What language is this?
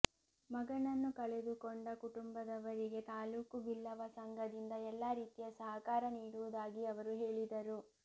Kannada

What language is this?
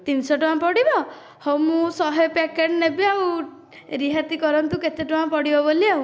Odia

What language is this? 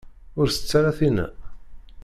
Kabyle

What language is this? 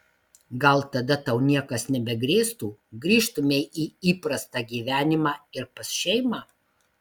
Lithuanian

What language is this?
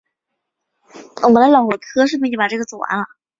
Chinese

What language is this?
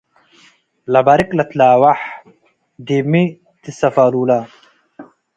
Tigre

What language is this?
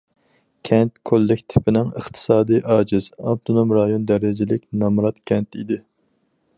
Uyghur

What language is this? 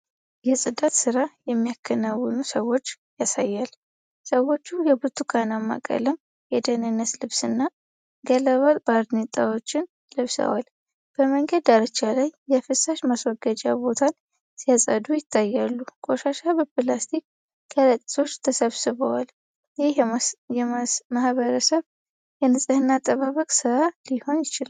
Amharic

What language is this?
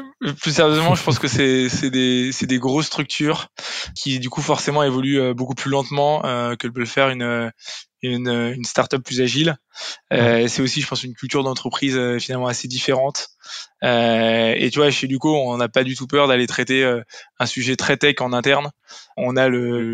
French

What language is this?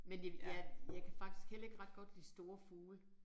Danish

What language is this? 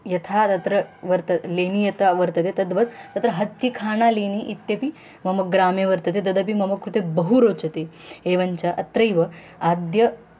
Sanskrit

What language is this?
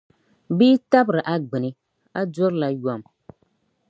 Dagbani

